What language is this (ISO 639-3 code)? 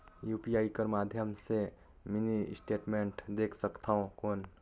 hne